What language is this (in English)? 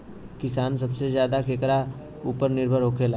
Bhojpuri